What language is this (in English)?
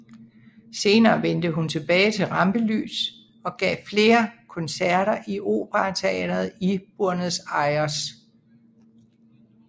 Danish